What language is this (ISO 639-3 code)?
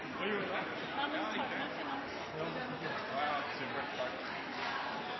nno